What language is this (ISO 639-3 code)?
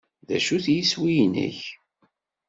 kab